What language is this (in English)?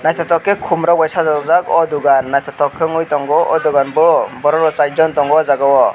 Kok Borok